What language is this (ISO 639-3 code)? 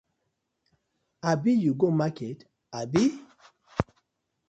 pcm